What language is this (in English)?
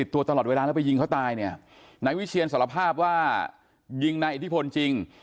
Thai